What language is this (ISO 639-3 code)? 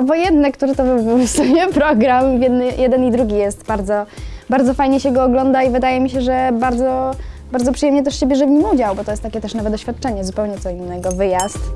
pol